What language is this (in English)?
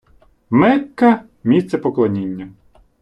Ukrainian